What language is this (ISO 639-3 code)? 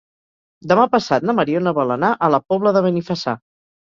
cat